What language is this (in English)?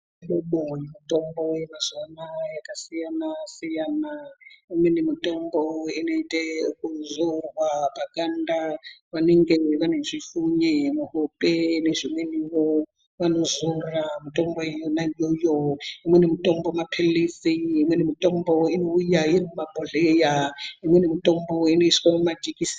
Ndau